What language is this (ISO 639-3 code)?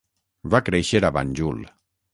cat